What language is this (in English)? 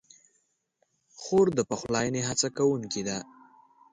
Pashto